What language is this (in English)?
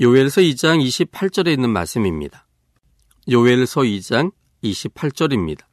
Korean